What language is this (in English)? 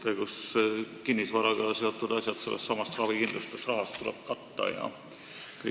Estonian